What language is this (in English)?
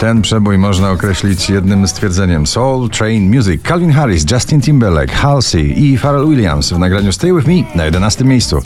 Polish